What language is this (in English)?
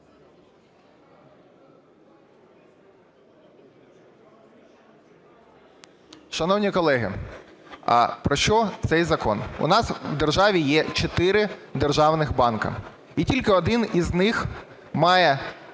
Ukrainian